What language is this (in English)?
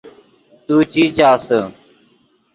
Yidgha